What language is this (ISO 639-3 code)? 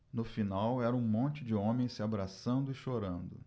por